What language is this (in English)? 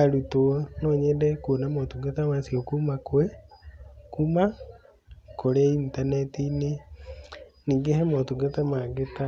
Kikuyu